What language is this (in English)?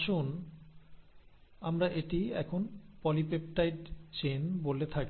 Bangla